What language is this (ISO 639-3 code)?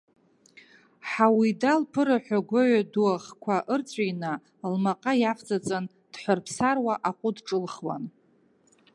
abk